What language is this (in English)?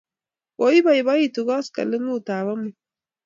Kalenjin